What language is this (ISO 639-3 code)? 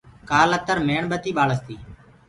ggg